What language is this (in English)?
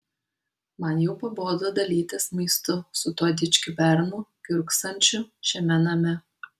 Lithuanian